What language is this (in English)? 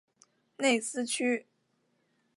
Chinese